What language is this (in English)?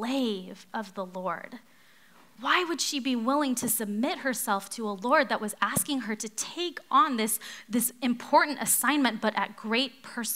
English